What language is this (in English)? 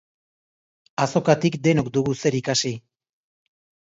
Basque